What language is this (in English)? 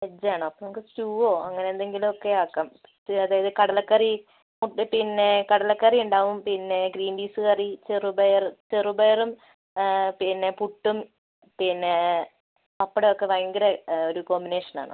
Malayalam